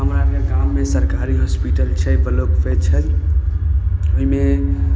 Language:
Maithili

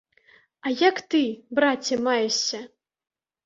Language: Belarusian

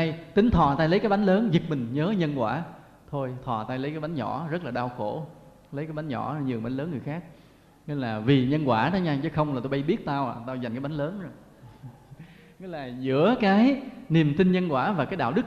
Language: Vietnamese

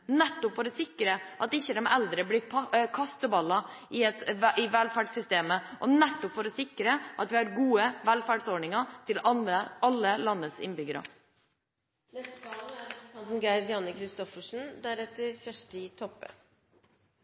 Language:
Norwegian Bokmål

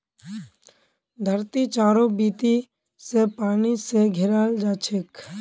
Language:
Magahi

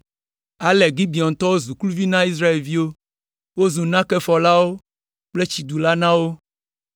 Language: Ewe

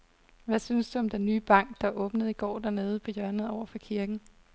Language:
Danish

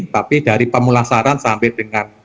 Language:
Indonesian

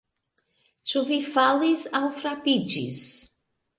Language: Esperanto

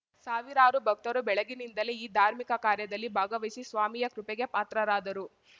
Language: Kannada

